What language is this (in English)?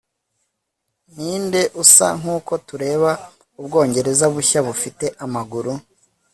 Kinyarwanda